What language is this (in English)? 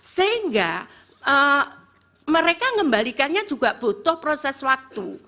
Indonesian